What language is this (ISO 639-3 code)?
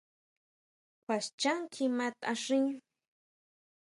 mau